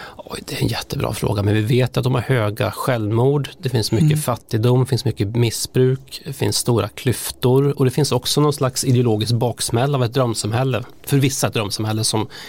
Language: Swedish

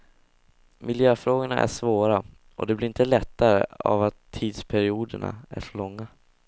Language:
Swedish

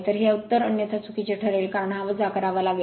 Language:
Marathi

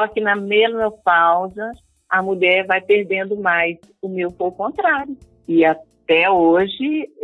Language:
Portuguese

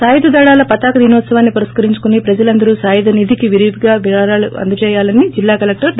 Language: Telugu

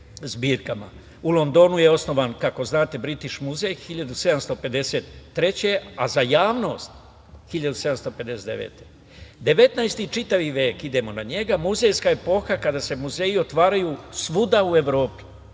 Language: Serbian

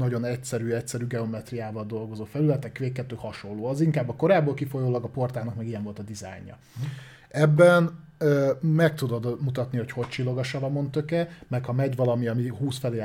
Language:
Hungarian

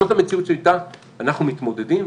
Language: Hebrew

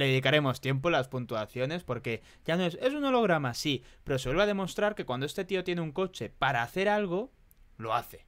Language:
Spanish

